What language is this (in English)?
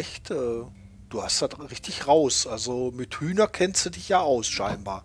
German